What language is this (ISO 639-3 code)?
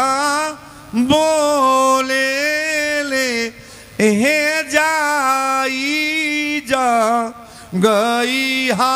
hin